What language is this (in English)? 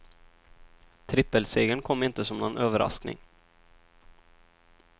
Swedish